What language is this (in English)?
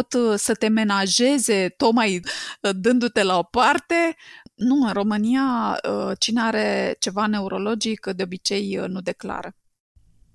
Romanian